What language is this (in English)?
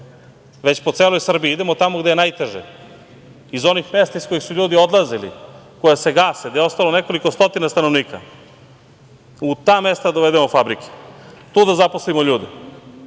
Serbian